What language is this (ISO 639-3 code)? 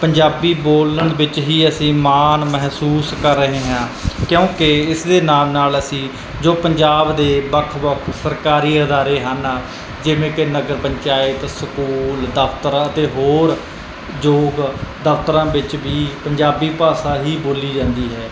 pan